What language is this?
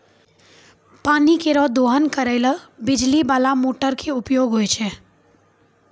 Maithili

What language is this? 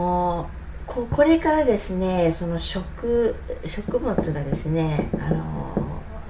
Japanese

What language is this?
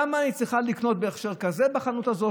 Hebrew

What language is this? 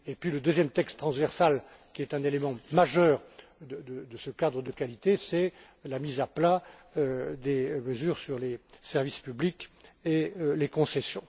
French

